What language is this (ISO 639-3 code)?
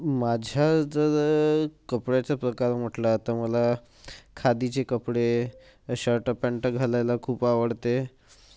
mar